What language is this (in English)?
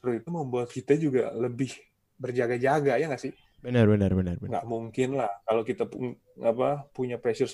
Indonesian